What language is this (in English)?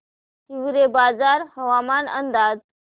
Marathi